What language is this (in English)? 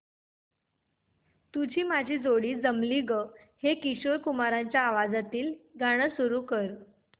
Marathi